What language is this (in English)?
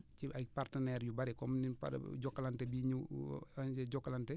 Wolof